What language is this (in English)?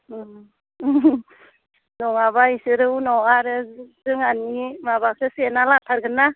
Bodo